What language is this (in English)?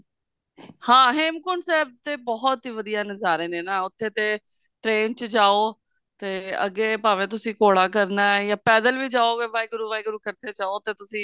Punjabi